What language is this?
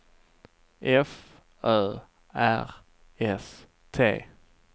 Swedish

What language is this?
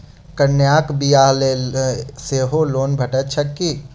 Maithili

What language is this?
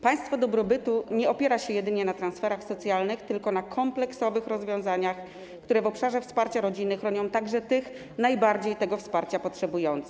Polish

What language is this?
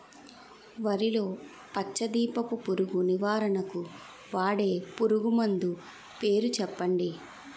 Telugu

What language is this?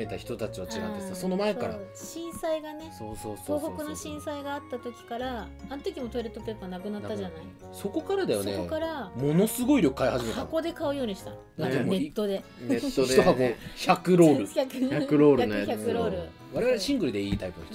Japanese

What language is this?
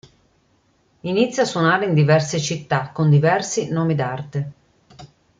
Italian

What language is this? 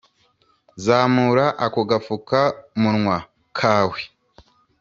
Kinyarwanda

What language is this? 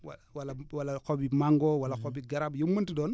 Wolof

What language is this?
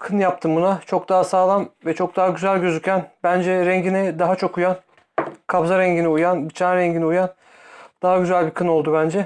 Turkish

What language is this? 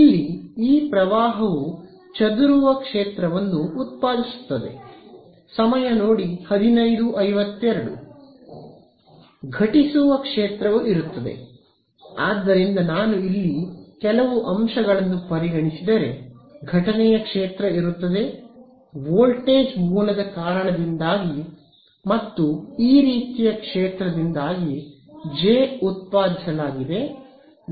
Kannada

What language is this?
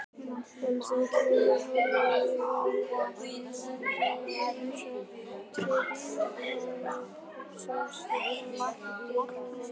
Icelandic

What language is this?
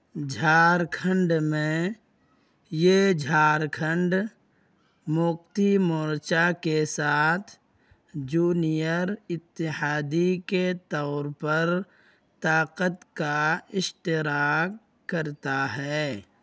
Urdu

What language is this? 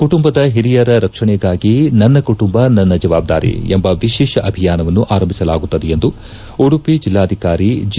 Kannada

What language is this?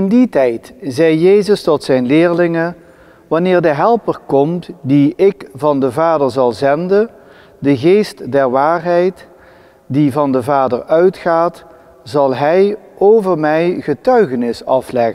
Dutch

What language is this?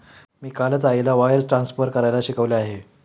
Marathi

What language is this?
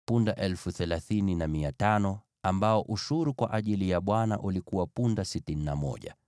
Swahili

